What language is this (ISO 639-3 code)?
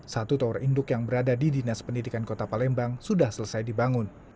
ind